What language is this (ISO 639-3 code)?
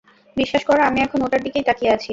ben